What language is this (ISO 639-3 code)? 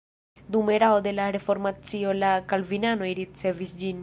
epo